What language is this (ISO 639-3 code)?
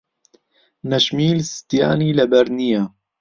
ckb